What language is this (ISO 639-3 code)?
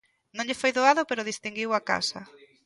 glg